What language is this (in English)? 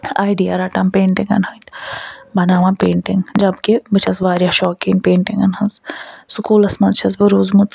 Kashmiri